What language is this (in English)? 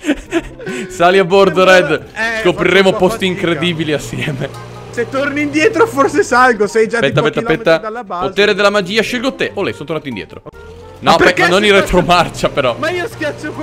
Italian